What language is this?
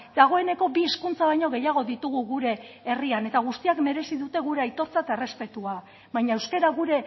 Basque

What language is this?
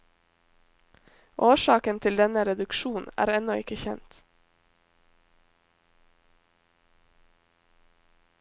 Norwegian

